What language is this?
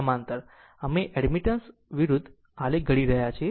Gujarati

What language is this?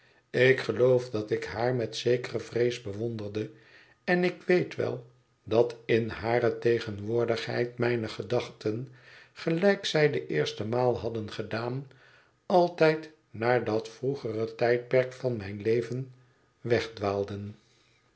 Dutch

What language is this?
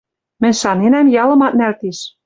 Western Mari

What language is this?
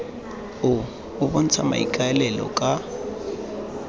Tswana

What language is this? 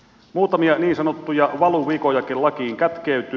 Finnish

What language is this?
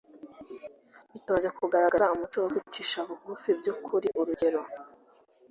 Kinyarwanda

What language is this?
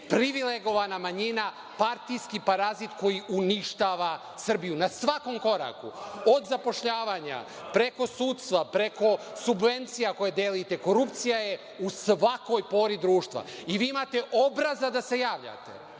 Serbian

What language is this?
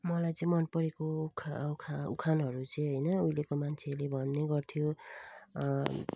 Nepali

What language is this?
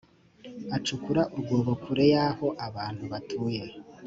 Kinyarwanda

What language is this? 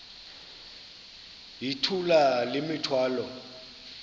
Xhosa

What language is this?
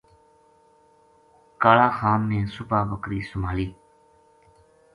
Gujari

